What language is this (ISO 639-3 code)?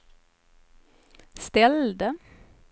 swe